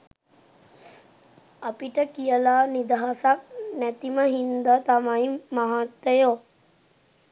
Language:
Sinhala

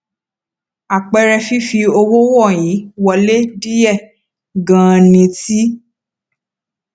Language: Yoruba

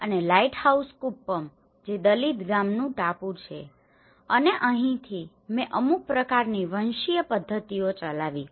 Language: Gujarati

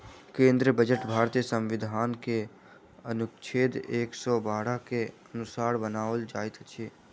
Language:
Maithili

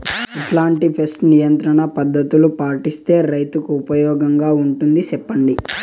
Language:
Telugu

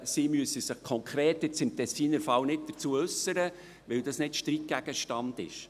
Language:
Swiss German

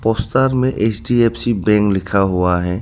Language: Hindi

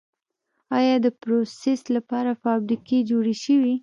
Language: Pashto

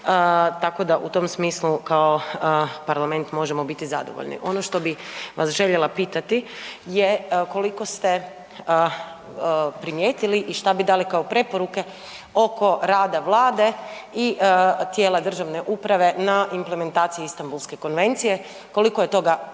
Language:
Croatian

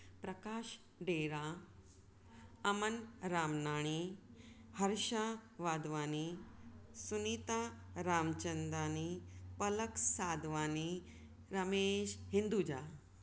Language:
Sindhi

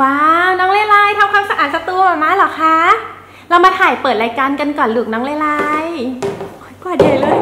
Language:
Thai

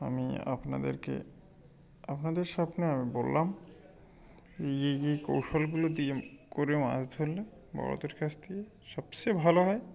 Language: Bangla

